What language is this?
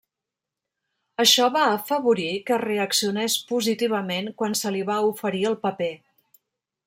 Catalan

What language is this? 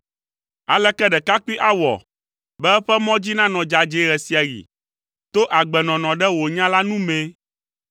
Ewe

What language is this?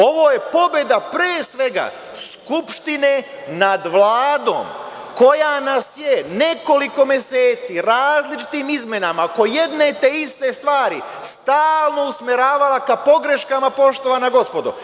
Serbian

